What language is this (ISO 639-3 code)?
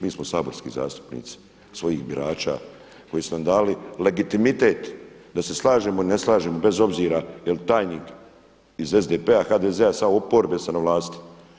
hrv